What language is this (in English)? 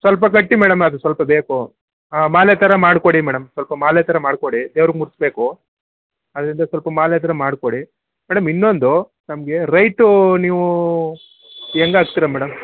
Kannada